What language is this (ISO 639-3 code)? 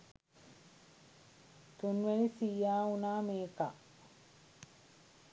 sin